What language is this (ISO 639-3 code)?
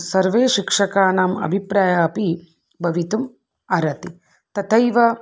san